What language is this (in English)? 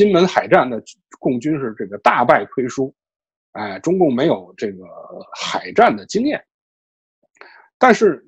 Chinese